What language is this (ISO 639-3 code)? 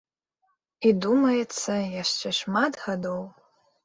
bel